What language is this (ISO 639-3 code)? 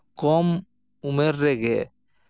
sat